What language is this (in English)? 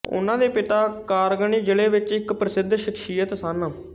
Punjabi